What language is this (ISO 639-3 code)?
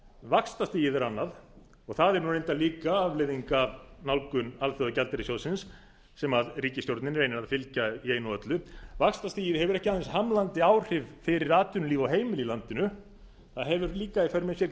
isl